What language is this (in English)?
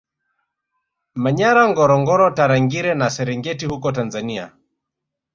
Swahili